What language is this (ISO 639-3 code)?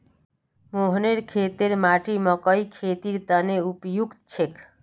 mag